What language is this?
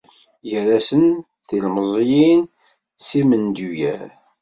Kabyle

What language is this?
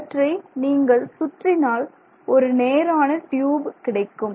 Tamil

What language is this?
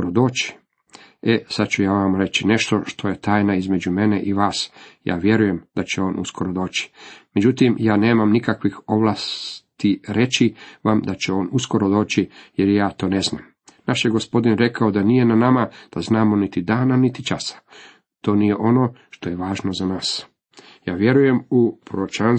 Croatian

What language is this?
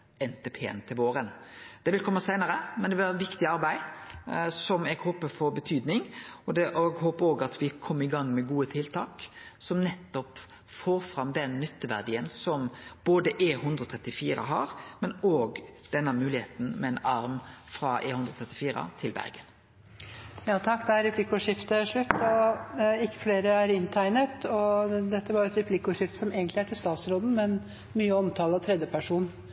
Norwegian Nynorsk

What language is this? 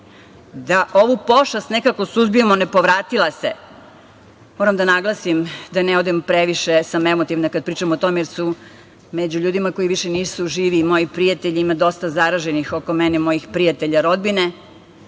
Serbian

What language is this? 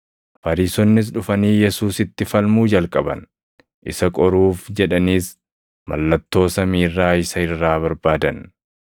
Oromo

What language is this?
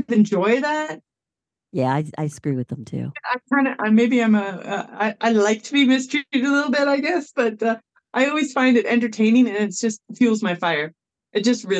English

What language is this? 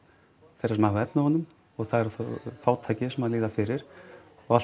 Icelandic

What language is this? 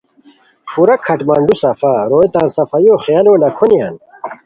Khowar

